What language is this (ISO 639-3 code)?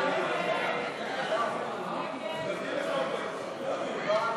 heb